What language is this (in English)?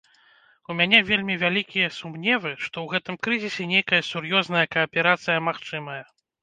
Belarusian